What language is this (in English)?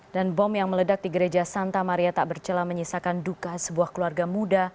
Indonesian